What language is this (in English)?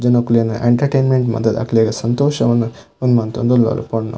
Tulu